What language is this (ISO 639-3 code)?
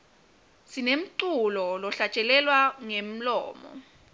ssw